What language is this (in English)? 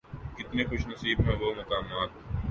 Urdu